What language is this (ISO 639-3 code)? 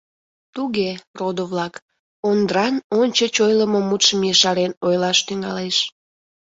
chm